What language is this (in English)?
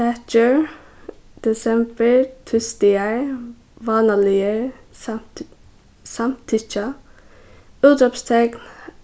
Faroese